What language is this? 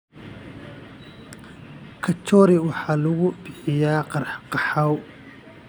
Somali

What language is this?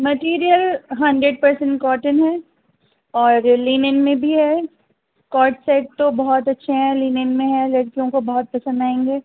Urdu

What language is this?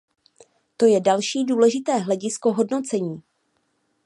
Czech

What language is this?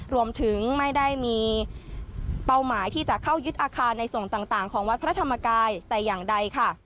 Thai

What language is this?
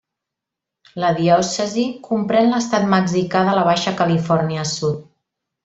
Catalan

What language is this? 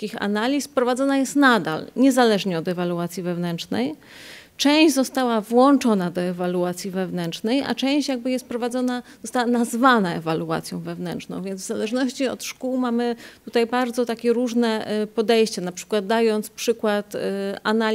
Polish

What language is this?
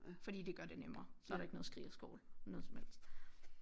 Danish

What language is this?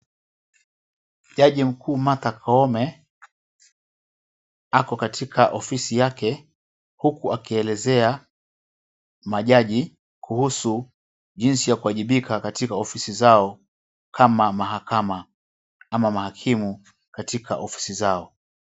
Swahili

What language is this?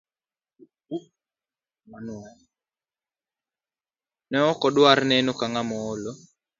Luo (Kenya and Tanzania)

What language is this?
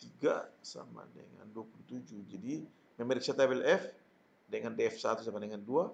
Indonesian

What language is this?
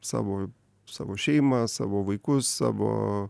Lithuanian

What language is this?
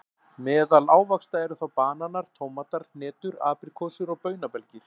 Icelandic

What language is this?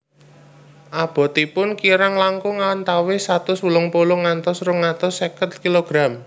Javanese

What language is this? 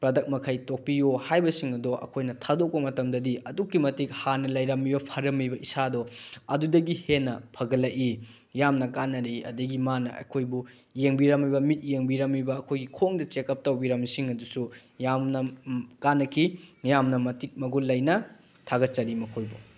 Manipuri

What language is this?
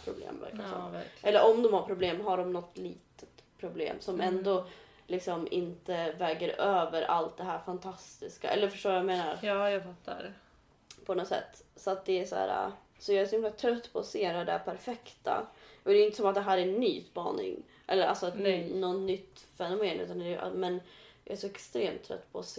Swedish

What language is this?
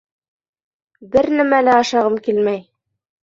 Bashkir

